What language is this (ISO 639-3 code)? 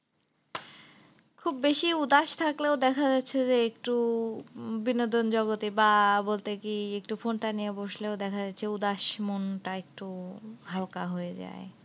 ben